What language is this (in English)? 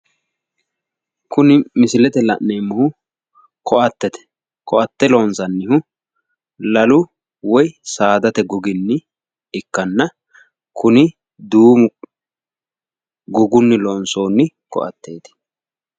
Sidamo